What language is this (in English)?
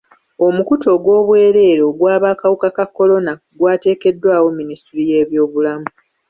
Ganda